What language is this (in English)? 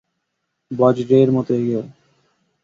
Bangla